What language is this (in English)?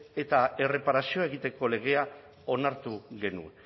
Basque